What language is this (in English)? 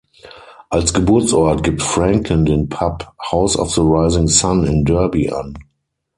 German